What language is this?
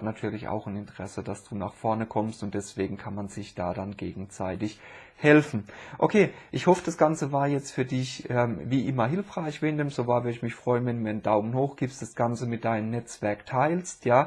German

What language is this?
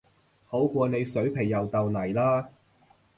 Cantonese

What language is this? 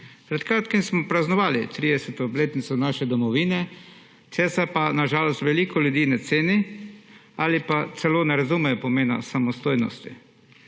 Slovenian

